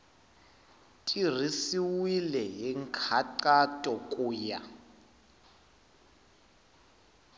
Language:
Tsonga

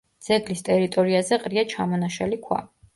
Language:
Georgian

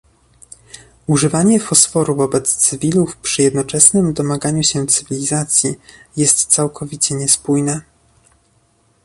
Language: Polish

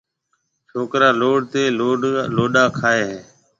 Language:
Marwari (Pakistan)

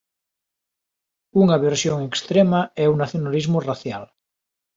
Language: Galician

